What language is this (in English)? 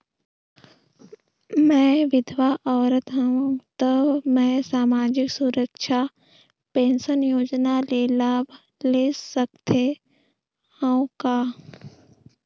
Chhattisgarhi